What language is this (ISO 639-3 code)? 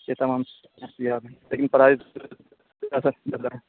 urd